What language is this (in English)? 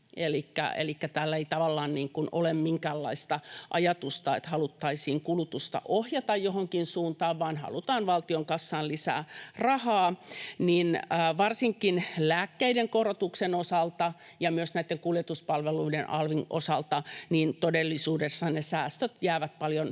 Finnish